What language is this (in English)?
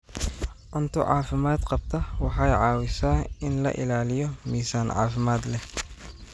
Somali